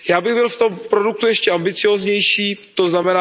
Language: Czech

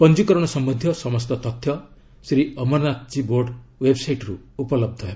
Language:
Odia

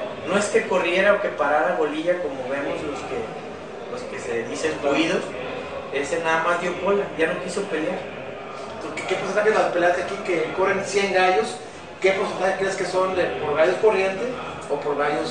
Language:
Spanish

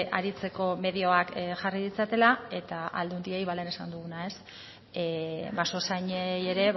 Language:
Basque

